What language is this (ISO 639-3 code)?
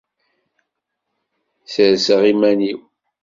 kab